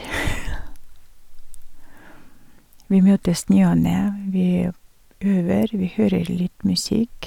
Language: Norwegian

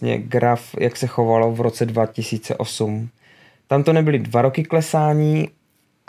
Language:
Czech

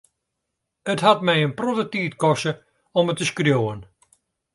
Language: Western Frisian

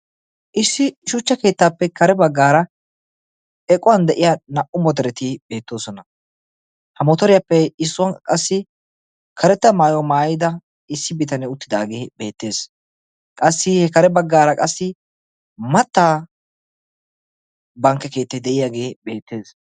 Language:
Wolaytta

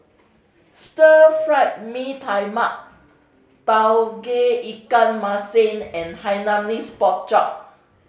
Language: English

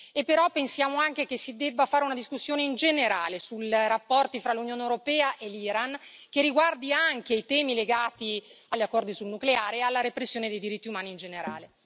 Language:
Italian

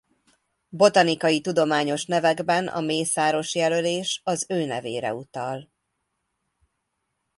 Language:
Hungarian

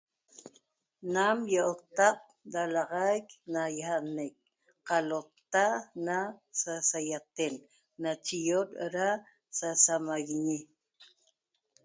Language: Toba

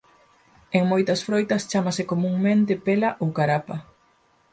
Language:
Galician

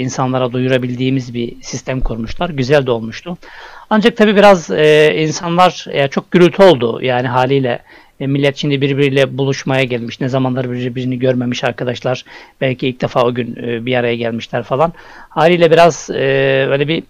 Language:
Turkish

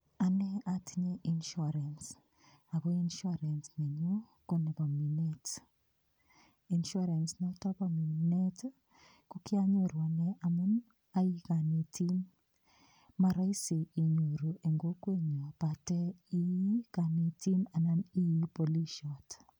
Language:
Kalenjin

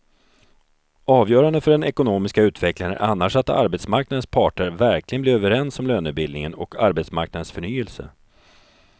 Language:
Swedish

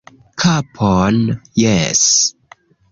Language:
Esperanto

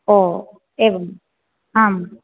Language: Sanskrit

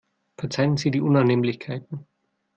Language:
German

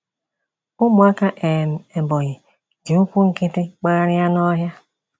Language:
Igbo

